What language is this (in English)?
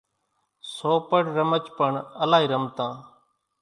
Kachi Koli